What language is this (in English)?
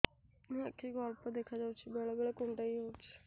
Odia